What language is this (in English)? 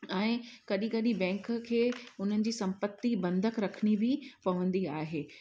Sindhi